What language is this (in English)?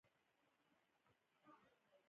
Pashto